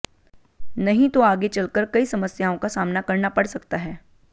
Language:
Hindi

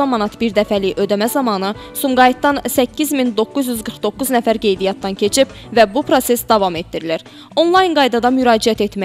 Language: Turkish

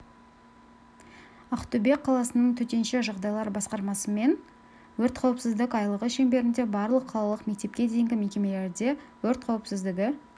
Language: Kazakh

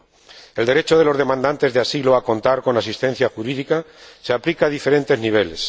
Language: Spanish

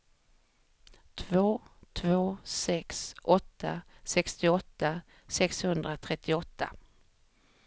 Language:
Swedish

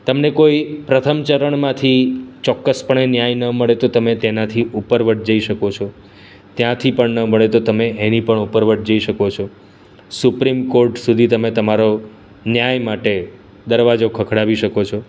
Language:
Gujarati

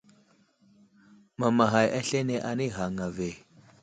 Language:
Wuzlam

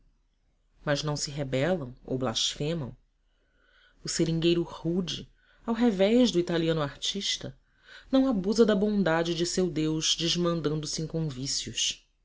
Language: Portuguese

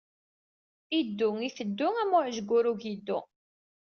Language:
Kabyle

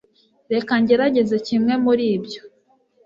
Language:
Kinyarwanda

